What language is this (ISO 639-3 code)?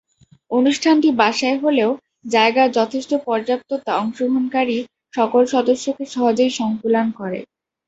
ben